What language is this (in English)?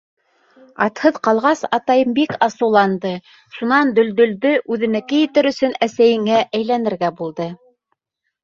Bashkir